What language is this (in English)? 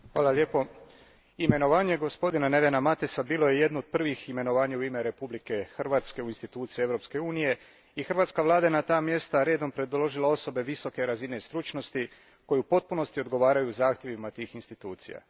Croatian